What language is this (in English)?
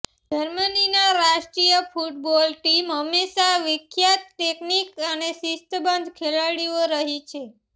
Gujarati